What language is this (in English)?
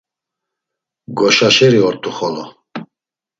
Laz